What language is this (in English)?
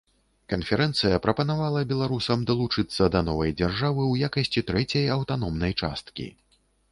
Belarusian